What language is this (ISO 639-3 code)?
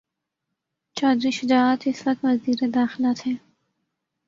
urd